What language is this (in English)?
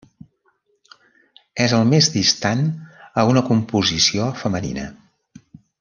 Catalan